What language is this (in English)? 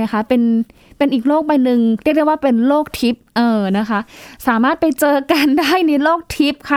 Thai